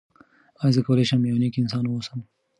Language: Pashto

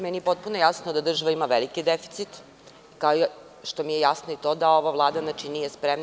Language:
Serbian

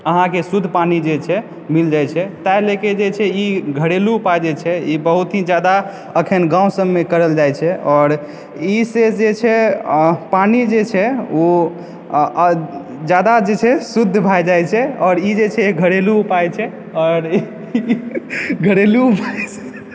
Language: Maithili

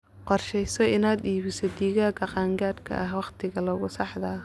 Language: Somali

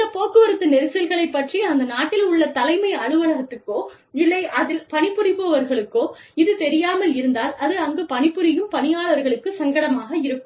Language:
Tamil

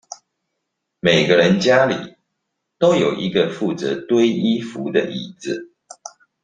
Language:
Chinese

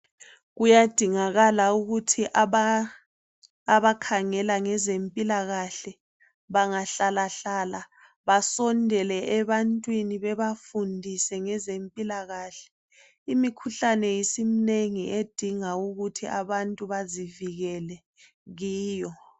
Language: North Ndebele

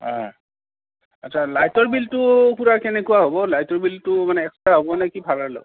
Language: Assamese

